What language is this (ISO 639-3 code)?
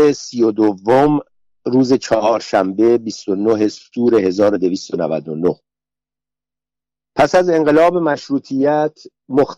fas